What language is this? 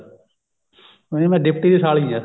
Punjabi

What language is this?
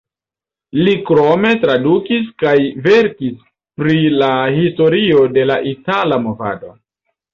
Esperanto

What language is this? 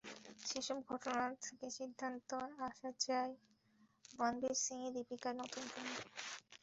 Bangla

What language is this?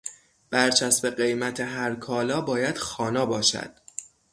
Persian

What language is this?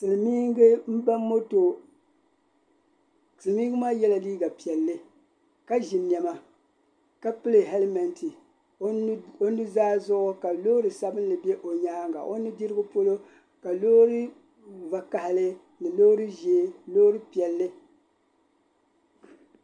Dagbani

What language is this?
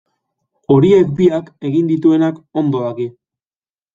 Basque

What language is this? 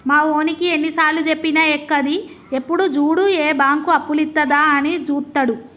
Telugu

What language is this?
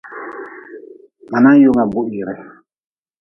Nawdm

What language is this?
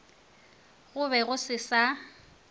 Northern Sotho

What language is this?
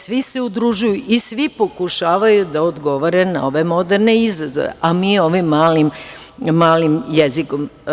Serbian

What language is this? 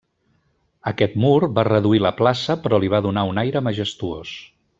Catalan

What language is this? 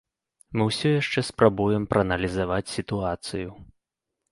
Belarusian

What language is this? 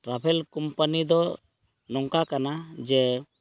Santali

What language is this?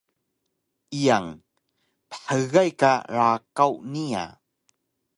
Taroko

